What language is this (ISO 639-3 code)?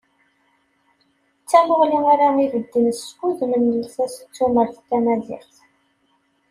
kab